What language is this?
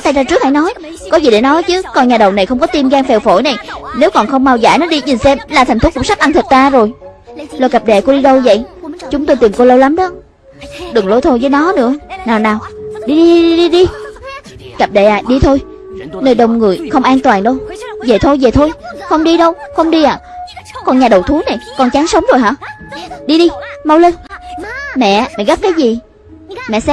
Vietnamese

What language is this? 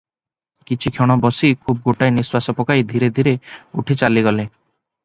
Odia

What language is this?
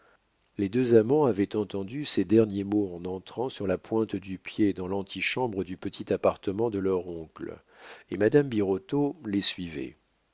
French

